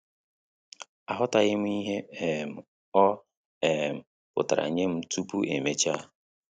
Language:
Igbo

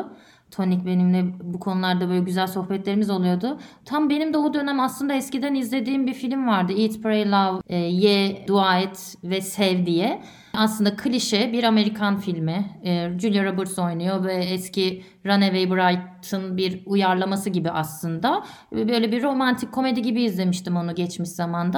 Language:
Turkish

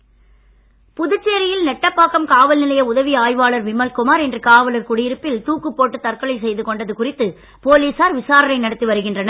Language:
Tamil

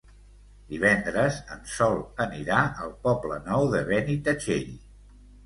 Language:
Catalan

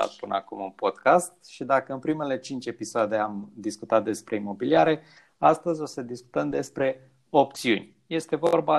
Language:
Romanian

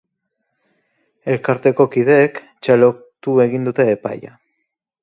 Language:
Basque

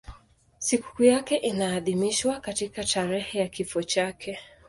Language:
Swahili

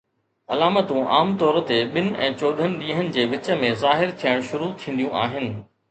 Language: Sindhi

